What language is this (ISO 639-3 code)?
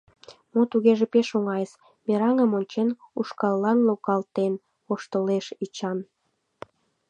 chm